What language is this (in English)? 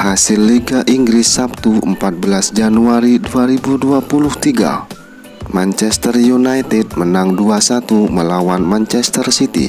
Indonesian